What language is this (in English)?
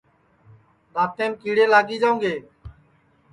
Sansi